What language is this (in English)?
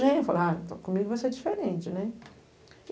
Portuguese